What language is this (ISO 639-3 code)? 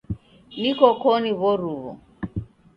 dav